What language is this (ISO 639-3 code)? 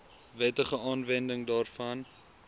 afr